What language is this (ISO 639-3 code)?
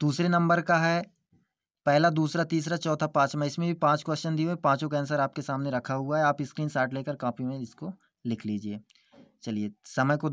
hin